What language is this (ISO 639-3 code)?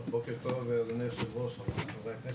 heb